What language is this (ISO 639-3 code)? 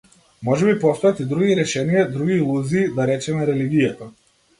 mkd